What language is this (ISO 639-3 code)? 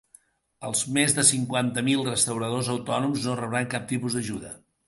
cat